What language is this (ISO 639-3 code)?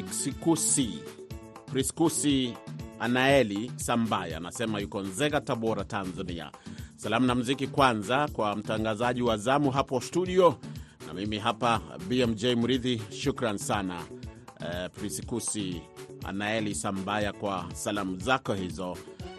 swa